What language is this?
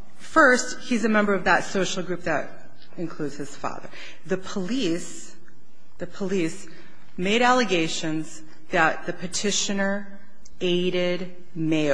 English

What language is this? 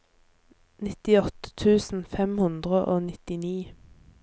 Norwegian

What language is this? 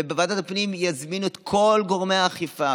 Hebrew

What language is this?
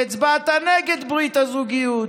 Hebrew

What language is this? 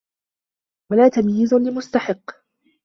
Arabic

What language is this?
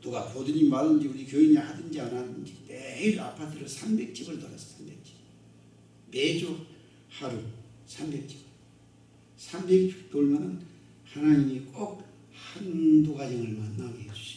Korean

